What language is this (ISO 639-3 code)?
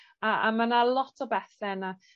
cym